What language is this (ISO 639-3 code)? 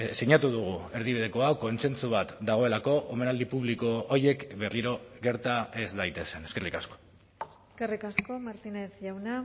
eus